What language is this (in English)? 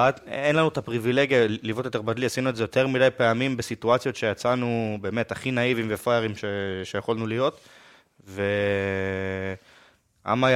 Hebrew